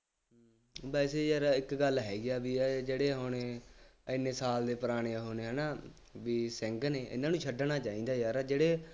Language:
Punjabi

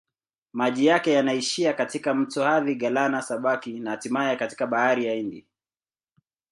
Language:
Swahili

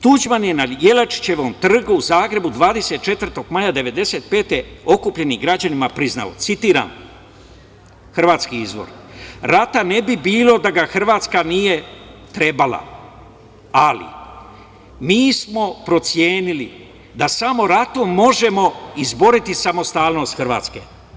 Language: Serbian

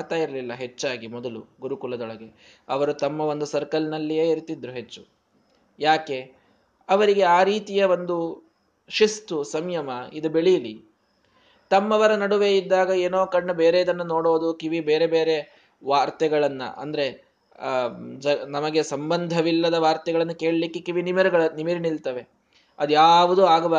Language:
Kannada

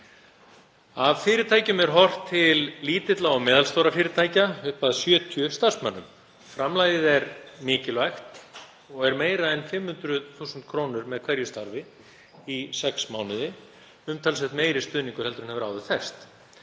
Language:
Icelandic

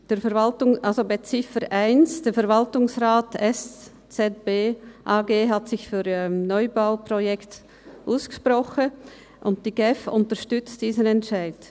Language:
Swiss German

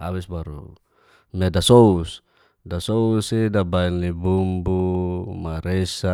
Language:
Geser-Gorom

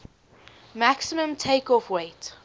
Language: English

